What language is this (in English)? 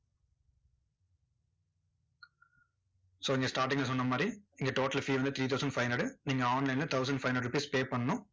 Tamil